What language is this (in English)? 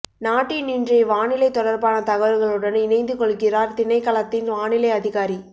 Tamil